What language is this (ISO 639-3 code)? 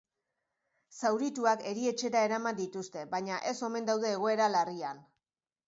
eus